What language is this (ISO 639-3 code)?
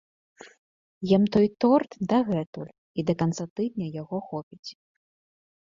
bel